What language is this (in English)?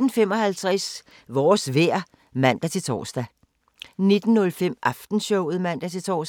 Danish